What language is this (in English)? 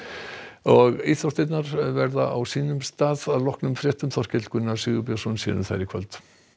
Icelandic